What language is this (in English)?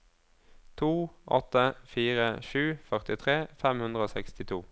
Norwegian